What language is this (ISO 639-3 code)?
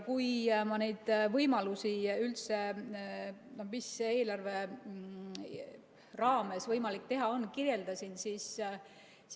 est